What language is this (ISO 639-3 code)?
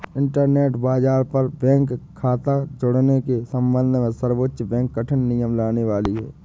hin